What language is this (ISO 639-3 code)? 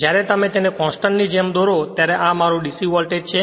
guj